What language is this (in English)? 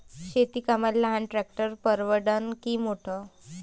Marathi